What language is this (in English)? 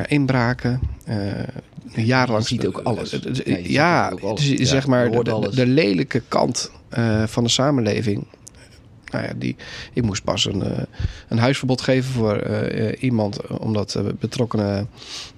Dutch